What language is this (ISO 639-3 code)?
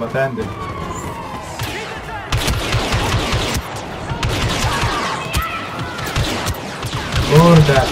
pol